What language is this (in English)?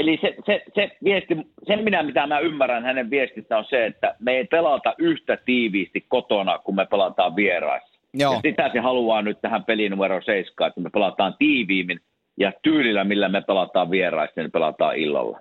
Finnish